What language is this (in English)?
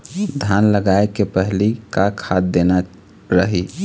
Chhattisgarhi